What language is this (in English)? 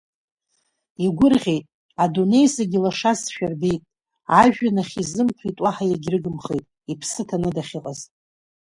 Abkhazian